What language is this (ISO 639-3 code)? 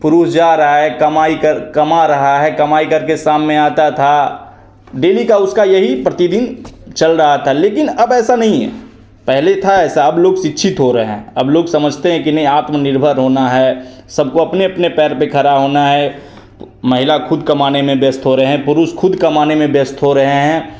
hin